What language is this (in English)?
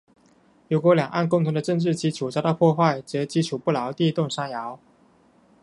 Chinese